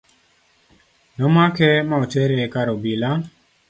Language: Luo (Kenya and Tanzania)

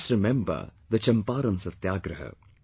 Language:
English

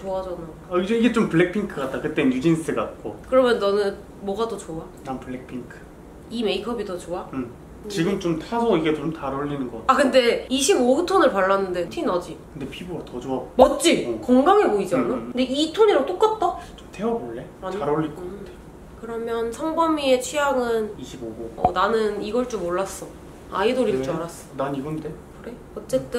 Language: Korean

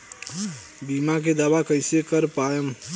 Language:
Bhojpuri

